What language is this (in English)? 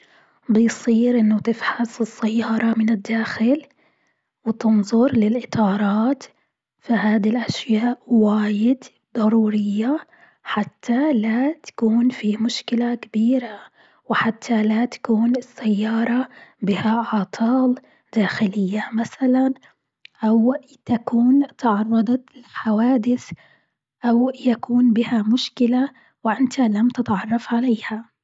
Gulf Arabic